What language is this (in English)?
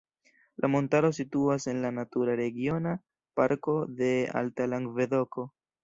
Esperanto